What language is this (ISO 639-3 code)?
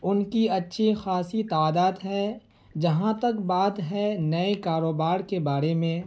urd